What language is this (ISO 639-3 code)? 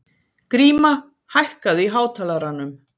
isl